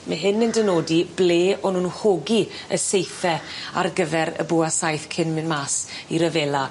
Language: Welsh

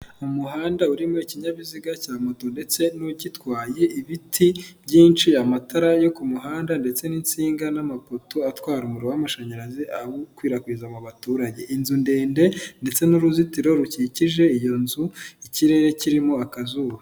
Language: Kinyarwanda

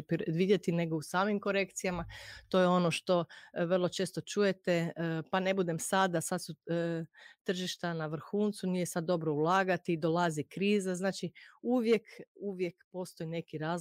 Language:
Croatian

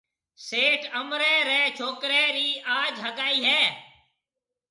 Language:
Marwari (Pakistan)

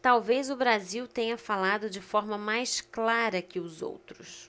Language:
Portuguese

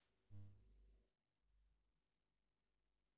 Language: Russian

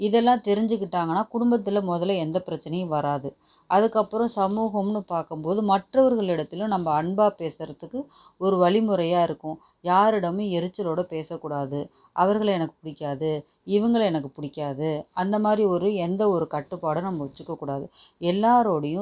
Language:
Tamil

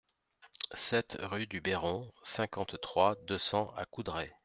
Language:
French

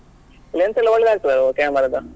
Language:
Kannada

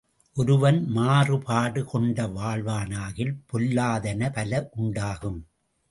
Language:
Tamil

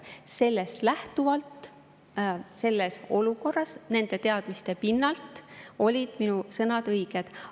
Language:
Estonian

